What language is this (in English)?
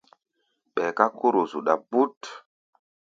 Gbaya